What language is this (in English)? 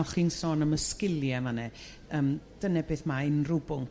Welsh